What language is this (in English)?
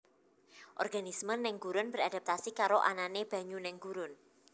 Javanese